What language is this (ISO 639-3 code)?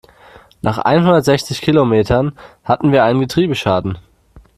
deu